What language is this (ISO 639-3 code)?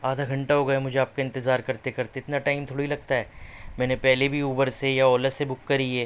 urd